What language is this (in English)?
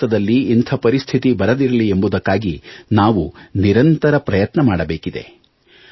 Kannada